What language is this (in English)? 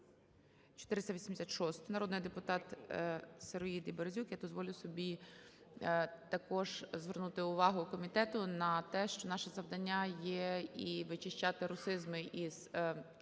Ukrainian